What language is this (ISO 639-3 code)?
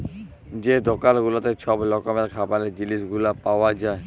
ben